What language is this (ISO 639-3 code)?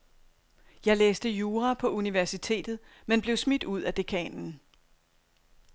dan